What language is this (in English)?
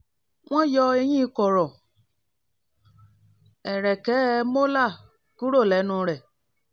Yoruba